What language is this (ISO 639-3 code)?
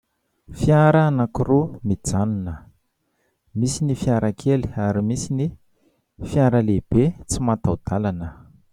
mlg